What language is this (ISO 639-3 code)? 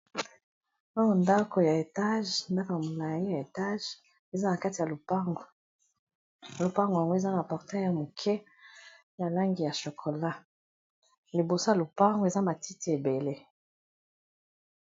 lin